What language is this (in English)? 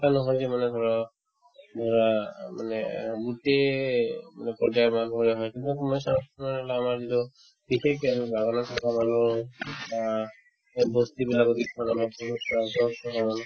Assamese